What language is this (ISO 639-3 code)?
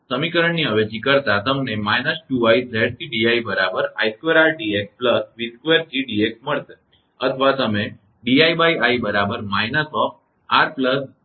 guj